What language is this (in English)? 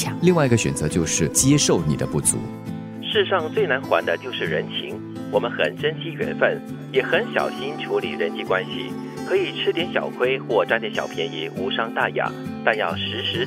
Chinese